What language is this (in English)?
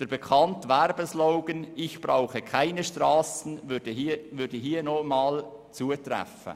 Swiss German